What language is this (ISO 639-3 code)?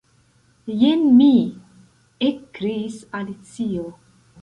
epo